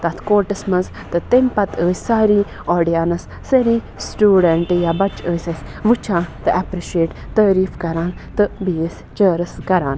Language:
Kashmiri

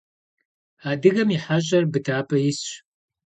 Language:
Kabardian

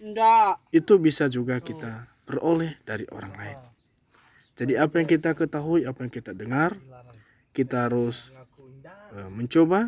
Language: Indonesian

